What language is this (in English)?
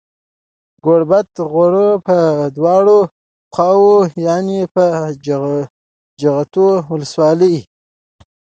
Pashto